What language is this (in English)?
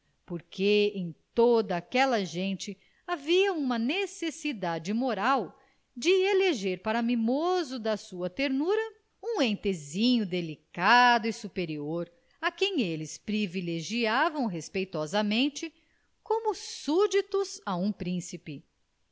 Portuguese